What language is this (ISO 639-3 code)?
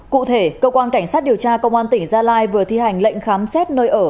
vie